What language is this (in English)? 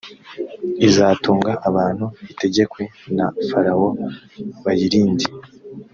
Kinyarwanda